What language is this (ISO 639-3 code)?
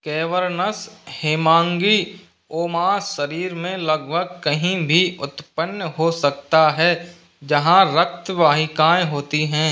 hin